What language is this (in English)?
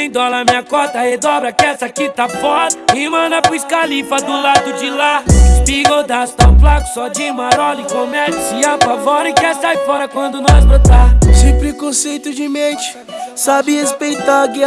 Portuguese